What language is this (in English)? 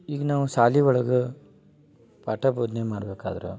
Kannada